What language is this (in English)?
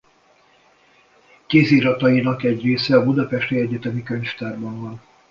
Hungarian